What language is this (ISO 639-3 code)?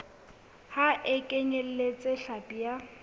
sot